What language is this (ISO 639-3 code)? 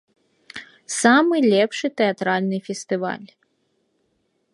bel